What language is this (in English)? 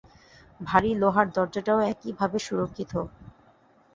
Bangla